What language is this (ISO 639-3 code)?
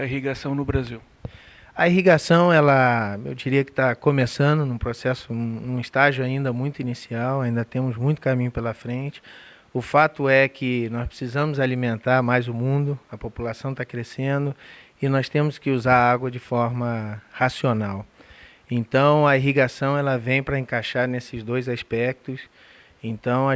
por